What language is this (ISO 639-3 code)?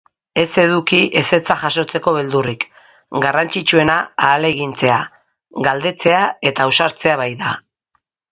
eus